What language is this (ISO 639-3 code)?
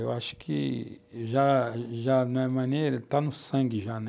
por